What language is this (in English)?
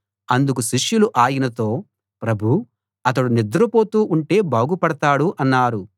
Telugu